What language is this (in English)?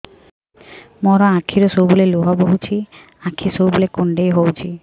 Odia